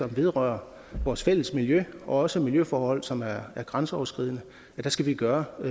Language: Danish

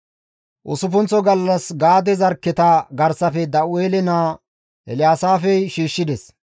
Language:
Gamo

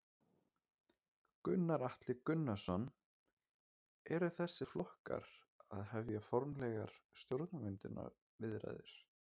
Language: Icelandic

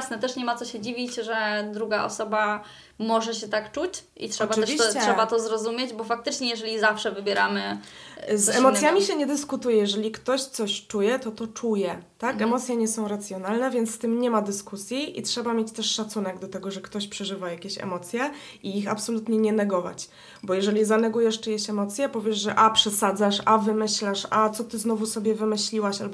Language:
Polish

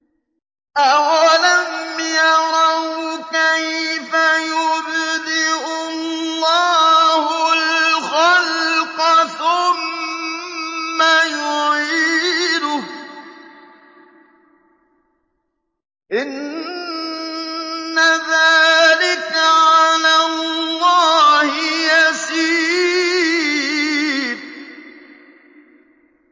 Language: Arabic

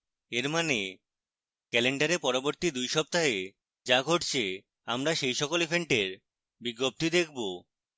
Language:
Bangla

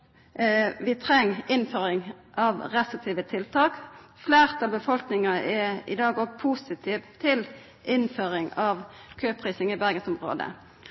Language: Norwegian Nynorsk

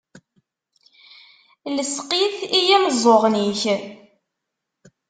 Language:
Kabyle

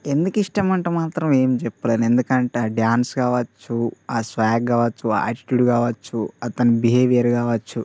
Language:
Telugu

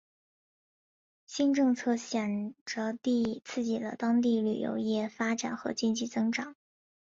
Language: Chinese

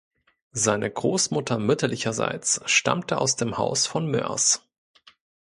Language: German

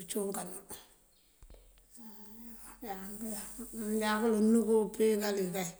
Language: Mandjak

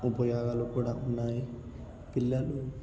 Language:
Telugu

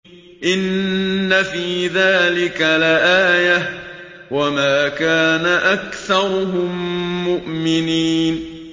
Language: Arabic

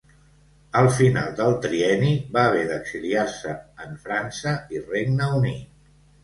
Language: Catalan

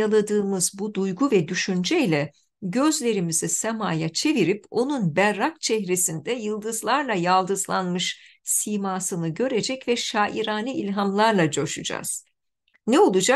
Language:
Turkish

